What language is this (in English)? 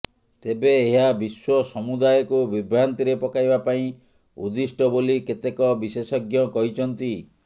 Odia